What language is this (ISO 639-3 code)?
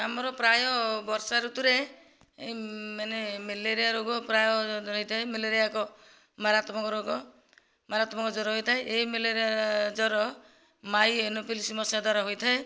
ori